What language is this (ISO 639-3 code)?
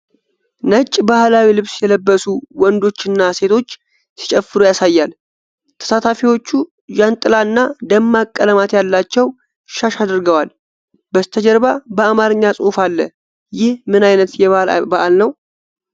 amh